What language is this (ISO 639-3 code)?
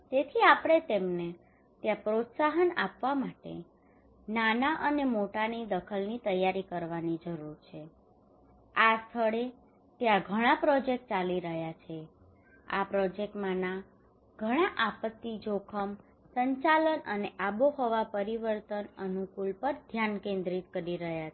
guj